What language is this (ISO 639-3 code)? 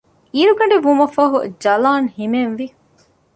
div